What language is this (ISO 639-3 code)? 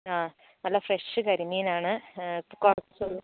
mal